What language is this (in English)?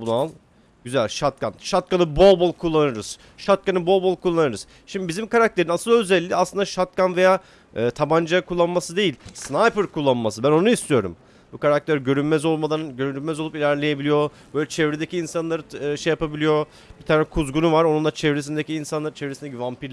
Turkish